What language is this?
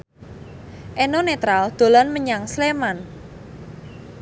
Javanese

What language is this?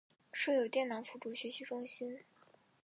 Chinese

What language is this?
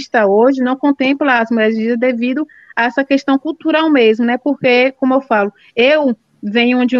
Portuguese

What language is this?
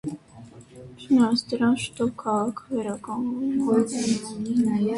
Armenian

